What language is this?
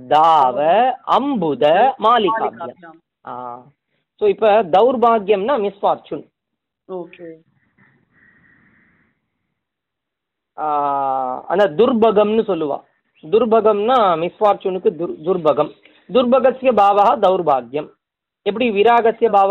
Tamil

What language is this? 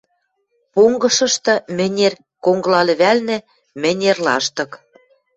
Western Mari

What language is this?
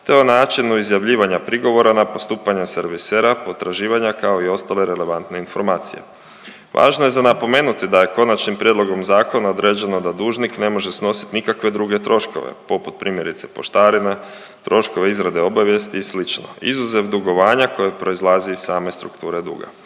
Croatian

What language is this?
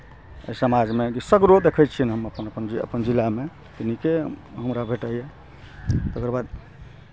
Maithili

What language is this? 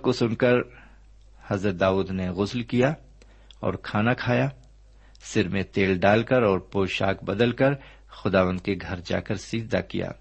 Urdu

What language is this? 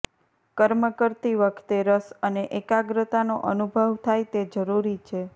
Gujarati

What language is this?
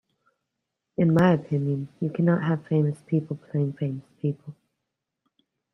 English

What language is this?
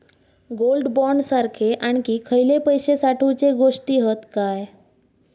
Marathi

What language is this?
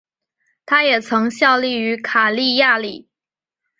Chinese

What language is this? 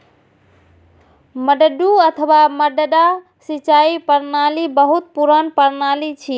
Maithili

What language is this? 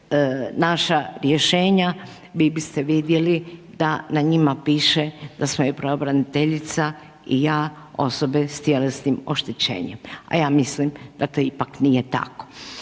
Croatian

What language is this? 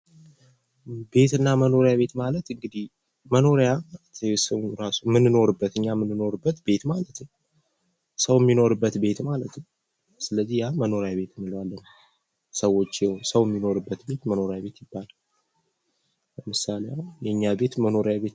Amharic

